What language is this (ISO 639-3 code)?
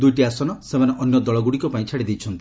ori